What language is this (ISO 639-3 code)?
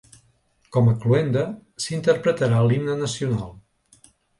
cat